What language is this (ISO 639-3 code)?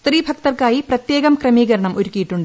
mal